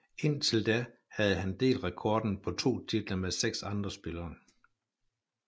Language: Danish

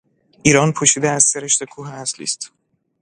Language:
Persian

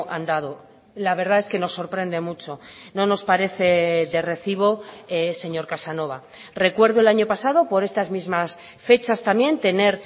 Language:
Spanish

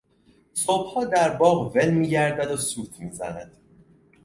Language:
Persian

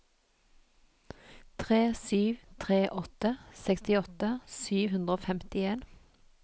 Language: Norwegian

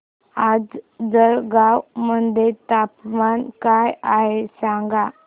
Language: Marathi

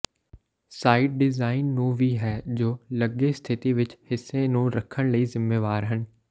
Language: Punjabi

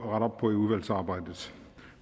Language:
Danish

